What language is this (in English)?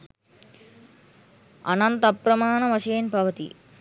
Sinhala